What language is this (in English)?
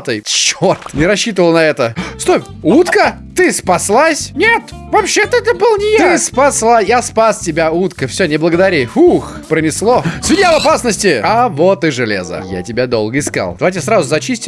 Russian